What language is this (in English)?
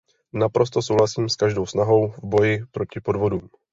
Czech